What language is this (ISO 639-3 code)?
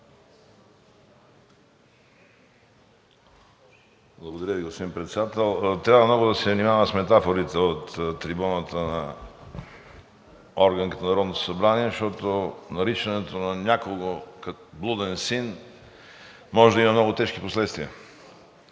bul